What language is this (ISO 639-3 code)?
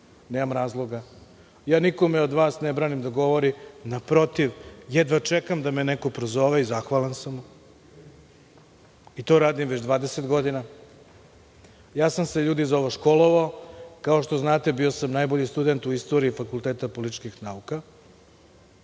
srp